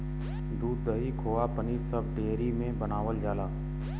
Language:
Bhojpuri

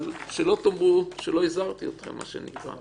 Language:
Hebrew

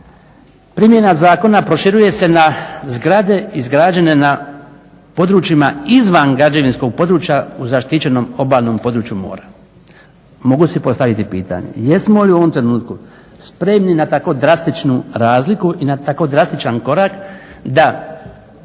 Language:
Croatian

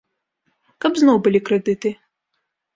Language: Belarusian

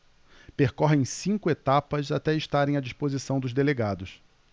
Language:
Portuguese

